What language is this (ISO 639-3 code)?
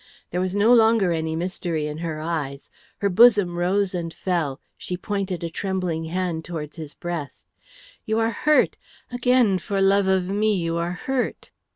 eng